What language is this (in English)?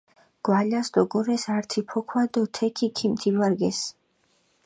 Mingrelian